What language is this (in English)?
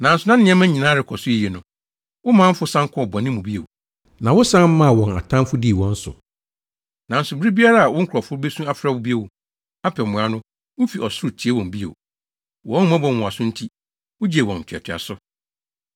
Akan